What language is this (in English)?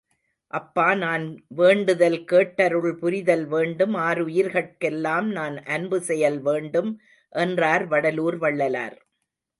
Tamil